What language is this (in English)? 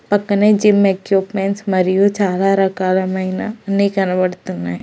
Telugu